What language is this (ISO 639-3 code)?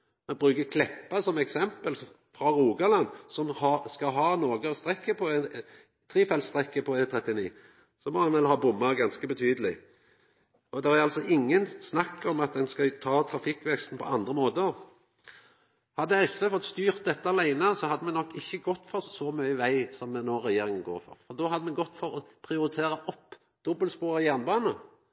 nno